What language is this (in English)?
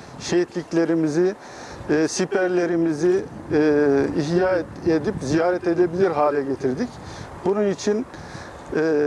Turkish